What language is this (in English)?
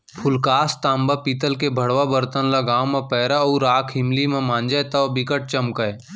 Chhattisgarhi